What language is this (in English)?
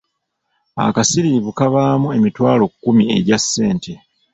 Ganda